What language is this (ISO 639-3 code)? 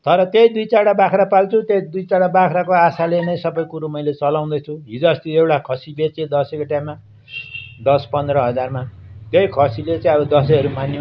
nep